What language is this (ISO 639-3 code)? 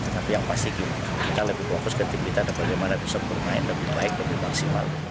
ind